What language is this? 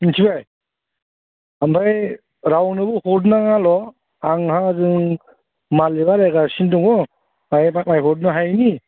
Bodo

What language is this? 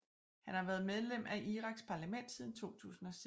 Danish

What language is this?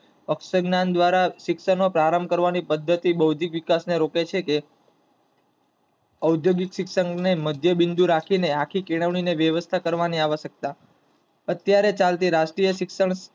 Gujarati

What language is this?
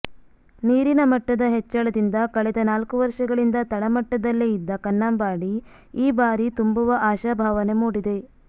Kannada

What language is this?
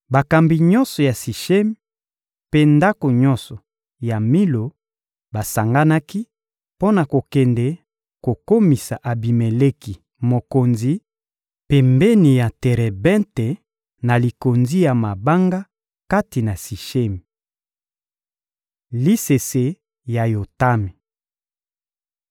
Lingala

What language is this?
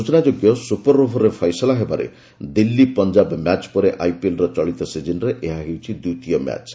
Odia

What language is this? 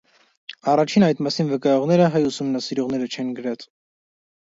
Armenian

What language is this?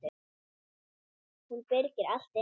Icelandic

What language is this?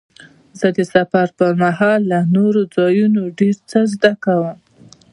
Pashto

